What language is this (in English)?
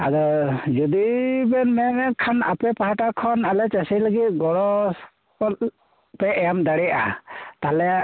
Santali